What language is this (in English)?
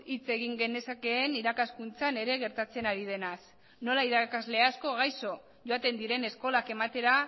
Basque